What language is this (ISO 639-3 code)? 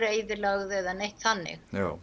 isl